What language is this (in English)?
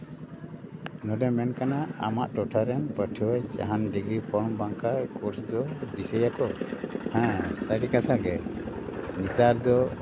Santali